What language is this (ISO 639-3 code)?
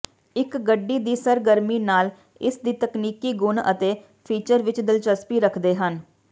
pan